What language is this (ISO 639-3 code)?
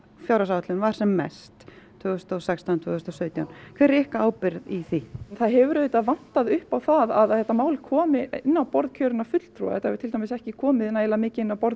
isl